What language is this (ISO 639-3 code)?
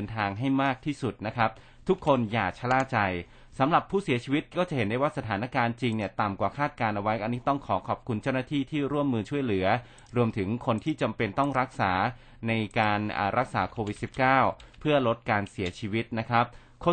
tha